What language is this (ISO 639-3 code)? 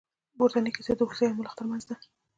pus